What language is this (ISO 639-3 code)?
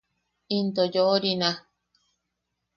yaq